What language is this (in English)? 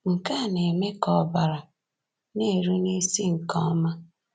Igbo